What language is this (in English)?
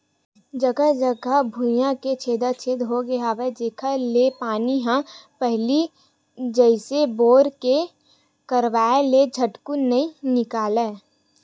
Chhattisgarhi